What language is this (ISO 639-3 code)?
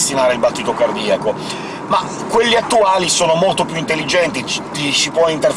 ita